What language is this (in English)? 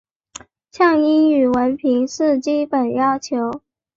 Chinese